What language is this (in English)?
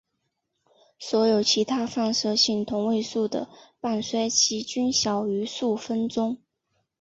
Chinese